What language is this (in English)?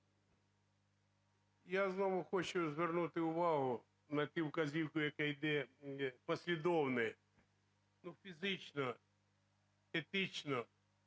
Ukrainian